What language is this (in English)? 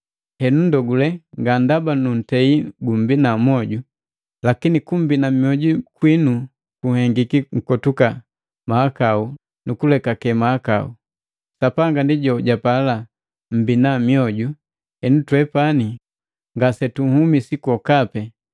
Matengo